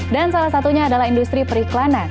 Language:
Indonesian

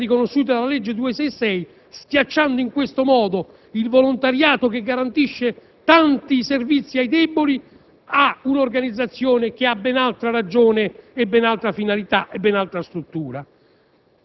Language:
Italian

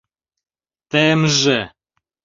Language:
Mari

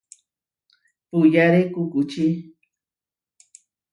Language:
Huarijio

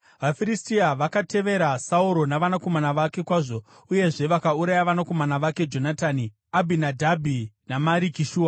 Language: Shona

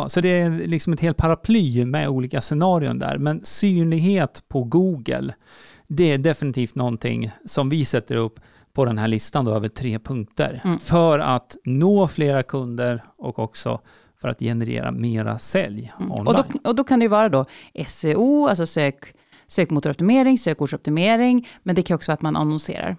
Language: Swedish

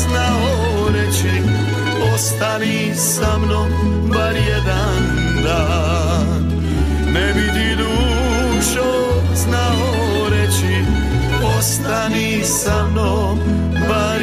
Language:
Croatian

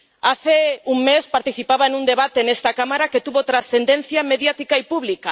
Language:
Spanish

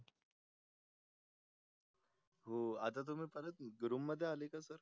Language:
Marathi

